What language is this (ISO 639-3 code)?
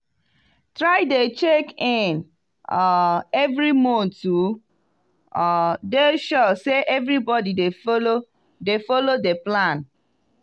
pcm